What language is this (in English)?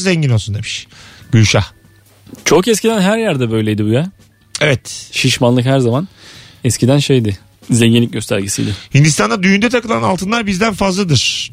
Turkish